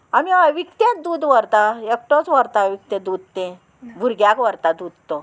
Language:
Konkani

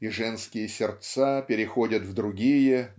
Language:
Russian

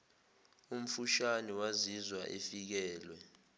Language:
Zulu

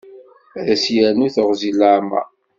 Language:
Kabyle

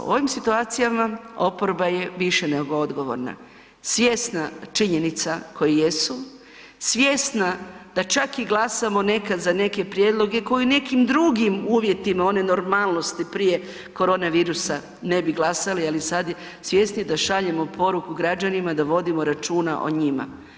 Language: Croatian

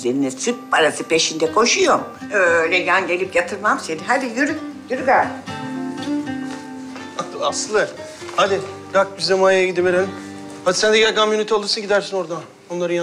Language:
Turkish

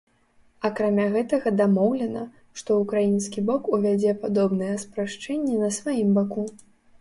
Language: Belarusian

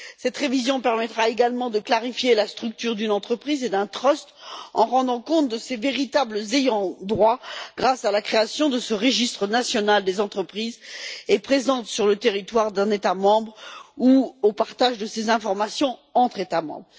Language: French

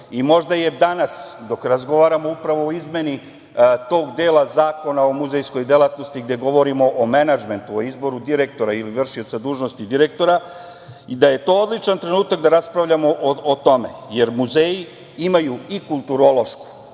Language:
Serbian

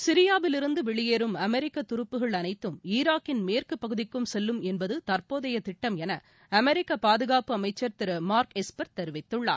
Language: Tamil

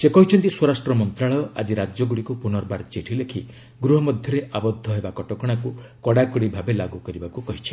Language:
Odia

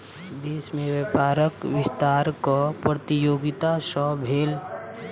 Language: Maithili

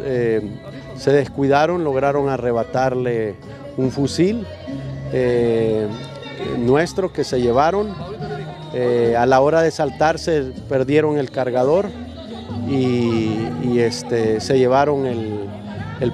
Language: Spanish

